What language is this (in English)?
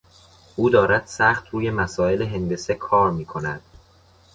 Persian